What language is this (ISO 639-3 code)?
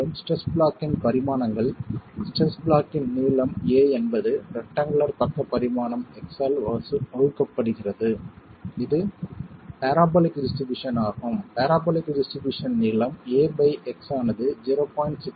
tam